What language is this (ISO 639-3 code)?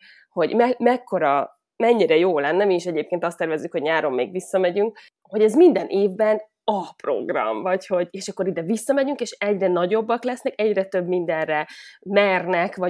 hun